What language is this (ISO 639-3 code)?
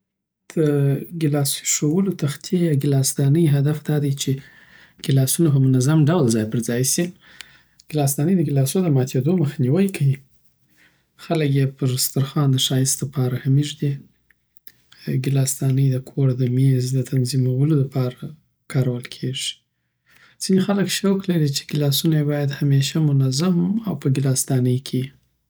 pbt